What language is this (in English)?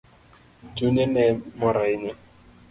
Luo (Kenya and Tanzania)